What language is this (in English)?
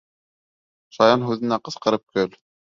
Bashkir